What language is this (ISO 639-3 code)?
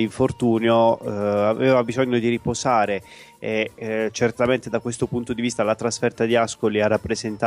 ita